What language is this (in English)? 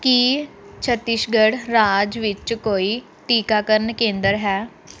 Punjabi